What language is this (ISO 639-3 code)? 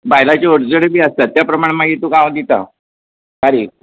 kok